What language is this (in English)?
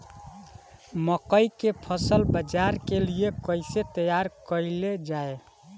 Bhojpuri